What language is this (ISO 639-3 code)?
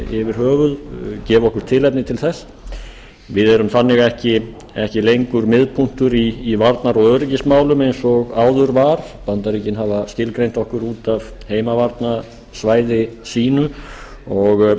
isl